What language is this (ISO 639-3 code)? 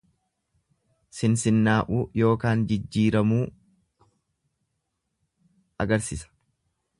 orm